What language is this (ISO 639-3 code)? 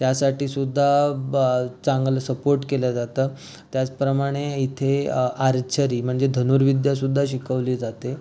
mar